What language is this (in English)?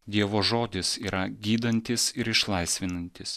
Lithuanian